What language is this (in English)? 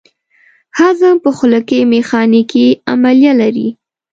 Pashto